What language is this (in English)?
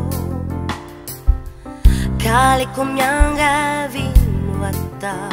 Latvian